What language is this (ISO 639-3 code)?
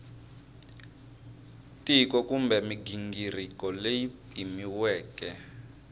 tso